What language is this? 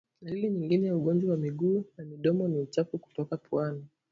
Swahili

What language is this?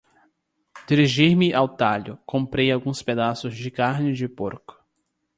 Portuguese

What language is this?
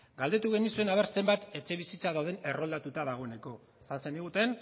Basque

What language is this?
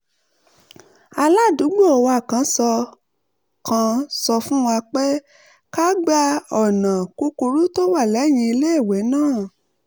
Yoruba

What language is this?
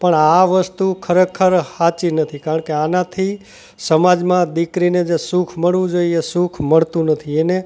Gujarati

